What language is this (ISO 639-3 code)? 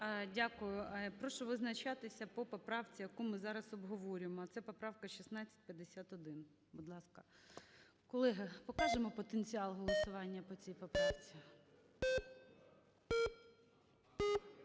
ukr